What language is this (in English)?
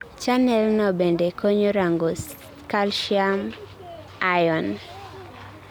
Luo (Kenya and Tanzania)